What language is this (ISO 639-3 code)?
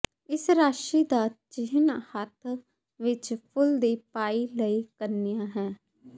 pan